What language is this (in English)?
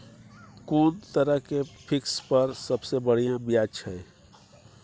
Maithili